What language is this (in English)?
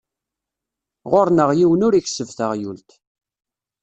Kabyle